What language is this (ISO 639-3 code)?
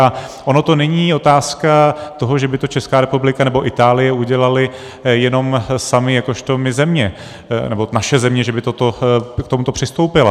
ces